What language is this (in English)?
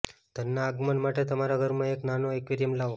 Gujarati